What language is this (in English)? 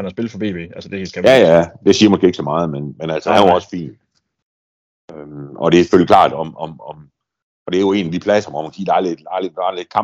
Danish